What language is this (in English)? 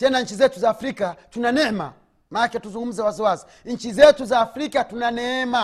Swahili